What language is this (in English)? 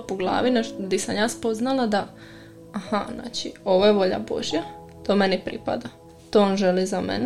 Croatian